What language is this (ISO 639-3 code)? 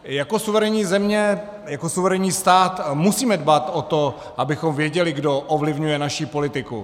ces